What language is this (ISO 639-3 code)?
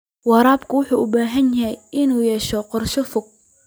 som